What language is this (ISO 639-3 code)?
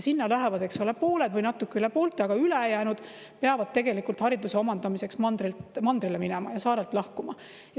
est